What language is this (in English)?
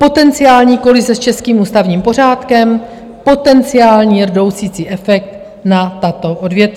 Czech